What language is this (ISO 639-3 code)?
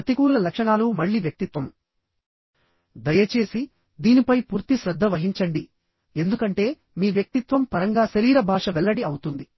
tel